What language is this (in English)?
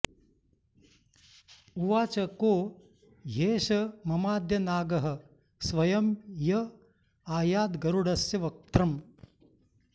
Sanskrit